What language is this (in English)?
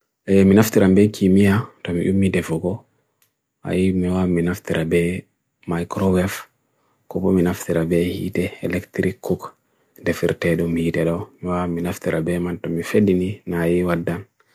Bagirmi Fulfulde